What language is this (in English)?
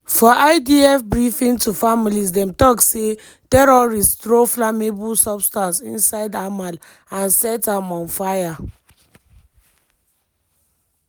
Nigerian Pidgin